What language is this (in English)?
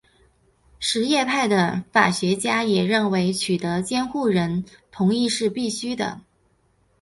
Chinese